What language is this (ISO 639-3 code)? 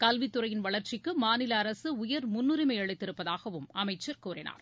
tam